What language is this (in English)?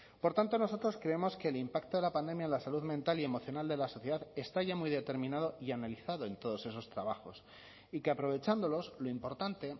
Spanish